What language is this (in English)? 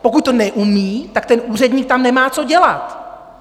Czech